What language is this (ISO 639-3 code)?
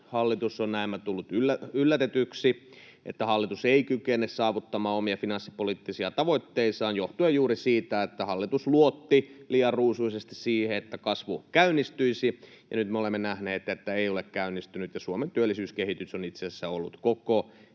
fin